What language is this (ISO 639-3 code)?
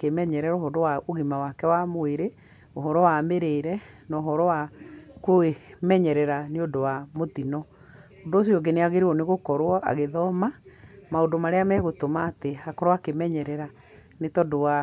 kik